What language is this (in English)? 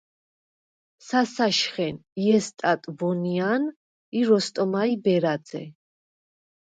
Svan